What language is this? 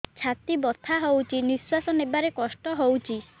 Odia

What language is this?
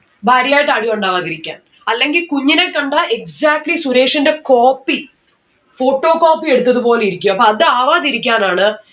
Malayalam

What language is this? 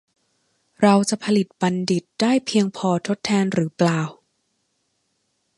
Thai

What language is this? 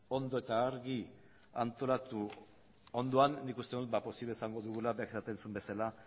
Basque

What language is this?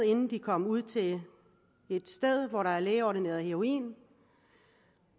Danish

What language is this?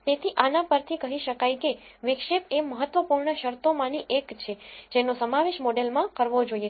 Gujarati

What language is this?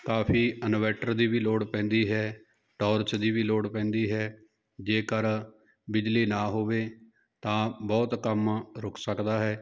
Punjabi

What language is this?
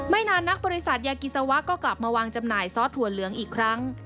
Thai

